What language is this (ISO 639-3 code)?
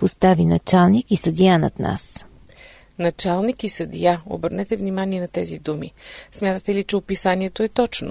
bul